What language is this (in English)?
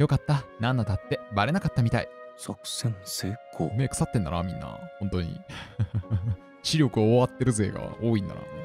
Japanese